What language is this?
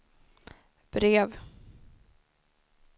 Swedish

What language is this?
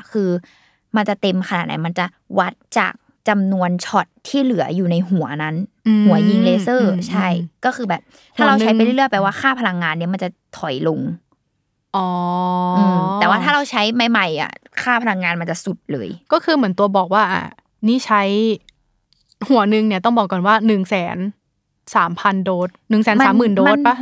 Thai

